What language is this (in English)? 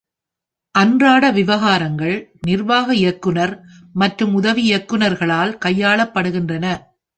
Tamil